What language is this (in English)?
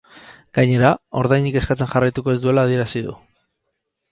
Basque